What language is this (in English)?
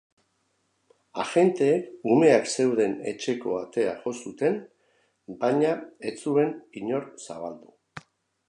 Basque